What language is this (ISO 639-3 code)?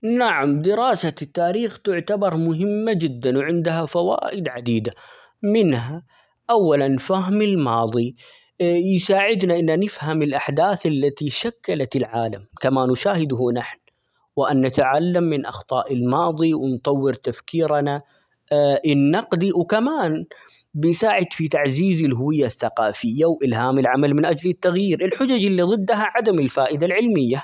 acx